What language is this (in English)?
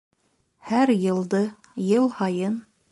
Bashkir